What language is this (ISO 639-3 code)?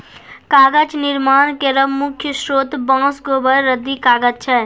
mai